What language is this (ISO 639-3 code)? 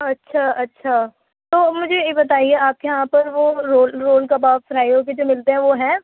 urd